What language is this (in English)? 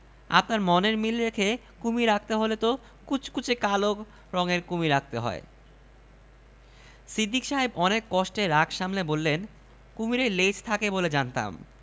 Bangla